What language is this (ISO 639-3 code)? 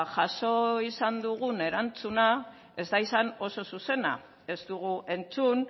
eus